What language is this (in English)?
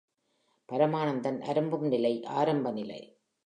Tamil